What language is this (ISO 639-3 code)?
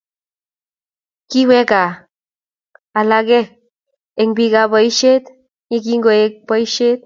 kln